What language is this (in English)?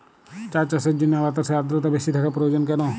Bangla